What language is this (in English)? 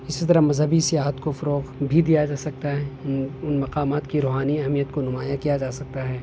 Urdu